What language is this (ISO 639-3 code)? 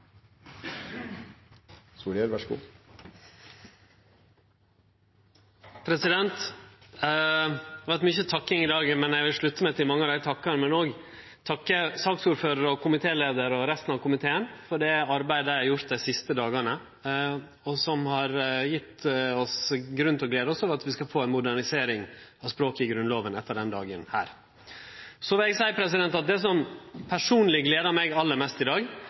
nno